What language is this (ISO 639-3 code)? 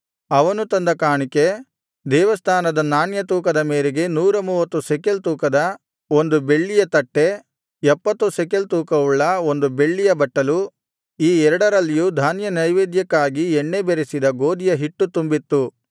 kan